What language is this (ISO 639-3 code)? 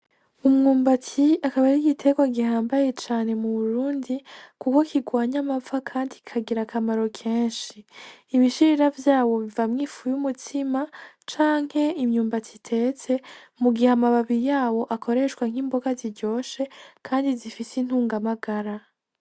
run